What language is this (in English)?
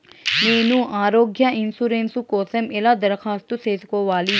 Telugu